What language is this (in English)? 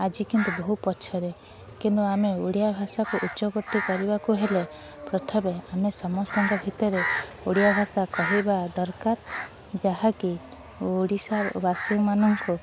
Odia